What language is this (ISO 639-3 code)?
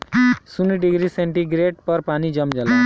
bho